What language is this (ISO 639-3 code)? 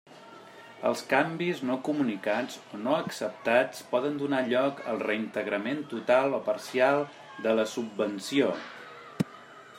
cat